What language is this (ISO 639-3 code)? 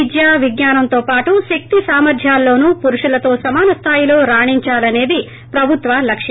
tel